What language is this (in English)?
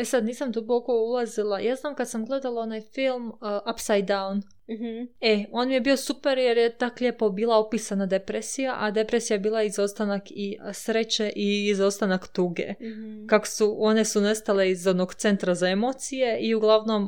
Croatian